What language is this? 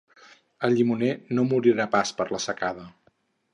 Catalan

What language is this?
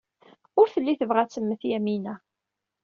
Kabyle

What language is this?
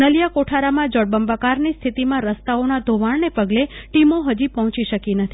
Gujarati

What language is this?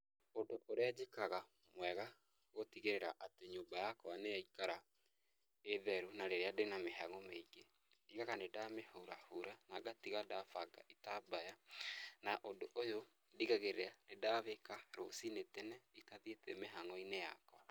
Kikuyu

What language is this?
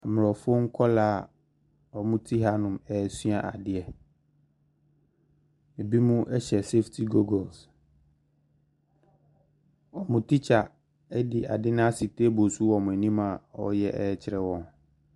Akan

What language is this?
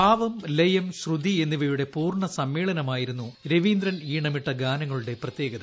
Malayalam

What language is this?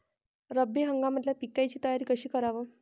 Marathi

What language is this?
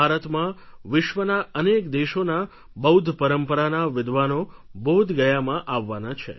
Gujarati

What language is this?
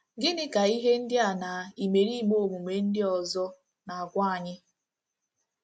Igbo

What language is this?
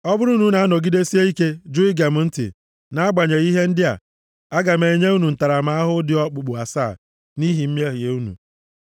Igbo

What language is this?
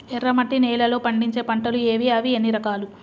Telugu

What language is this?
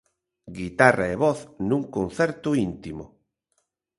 Galician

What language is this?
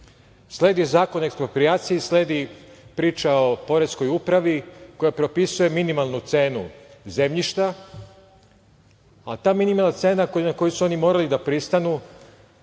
Serbian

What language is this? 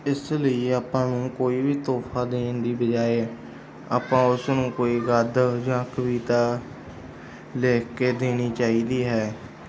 Punjabi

